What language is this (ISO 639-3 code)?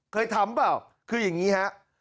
tha